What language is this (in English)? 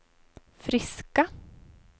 Swedish